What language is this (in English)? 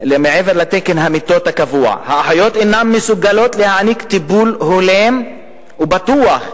Hebrew